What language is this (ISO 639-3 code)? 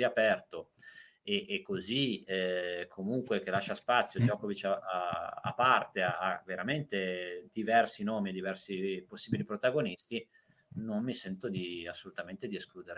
ita